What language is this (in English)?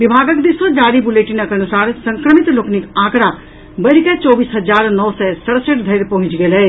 Maithili